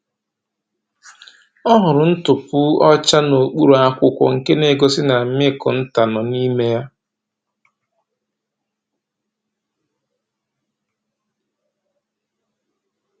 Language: Igbo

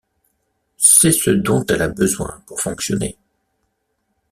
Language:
French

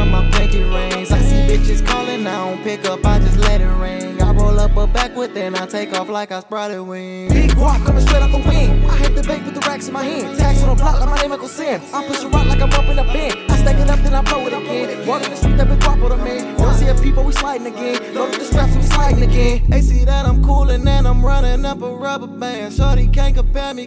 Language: English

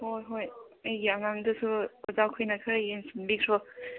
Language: Manipuri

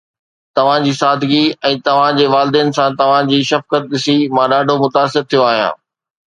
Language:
Sindhi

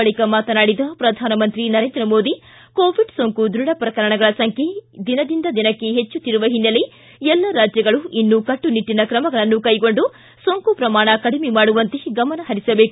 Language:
Kannada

